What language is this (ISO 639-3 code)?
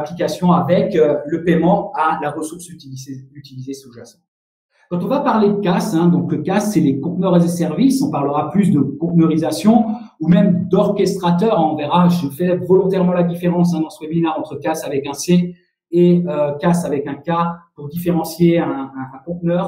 fra